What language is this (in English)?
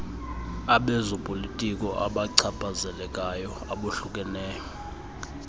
Xhosa